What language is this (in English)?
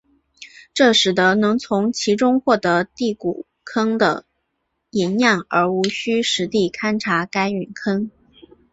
Chinese